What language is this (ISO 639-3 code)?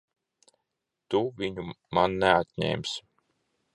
lav